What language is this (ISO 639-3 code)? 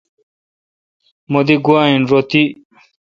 xka